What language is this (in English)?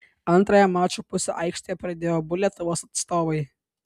Lithuanian